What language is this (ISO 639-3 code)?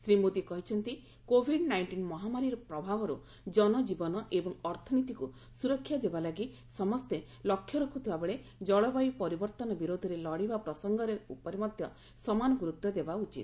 ori